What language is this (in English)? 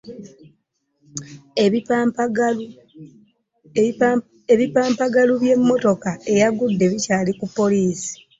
Ganda